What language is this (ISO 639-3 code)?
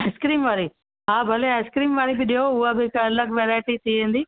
snd